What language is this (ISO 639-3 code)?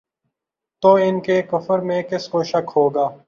urd